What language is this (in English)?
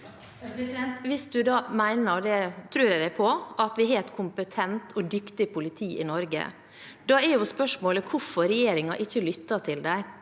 Norwegian